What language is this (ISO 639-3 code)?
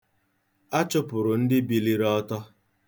ibo